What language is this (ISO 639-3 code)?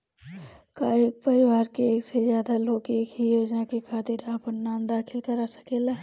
bho